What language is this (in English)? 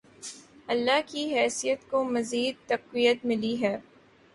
Urdu